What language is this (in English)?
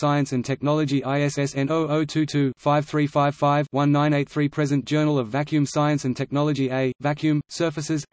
English